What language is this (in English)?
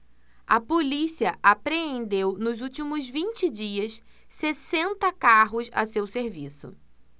Portuguese